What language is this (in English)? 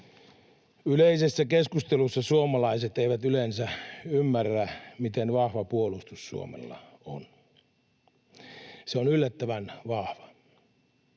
Finnish